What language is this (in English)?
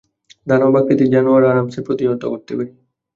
Bangla